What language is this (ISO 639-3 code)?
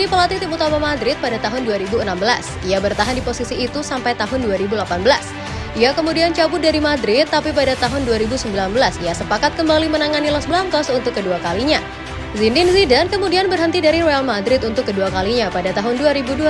ind